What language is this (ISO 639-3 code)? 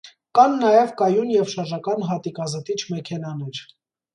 hye